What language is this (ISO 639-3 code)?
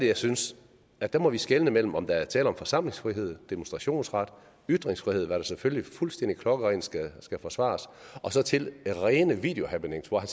dan